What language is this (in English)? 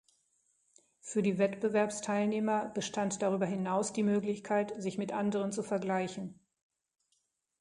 German